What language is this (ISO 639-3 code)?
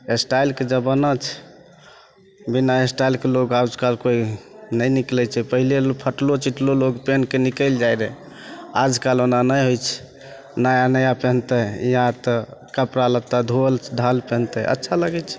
mai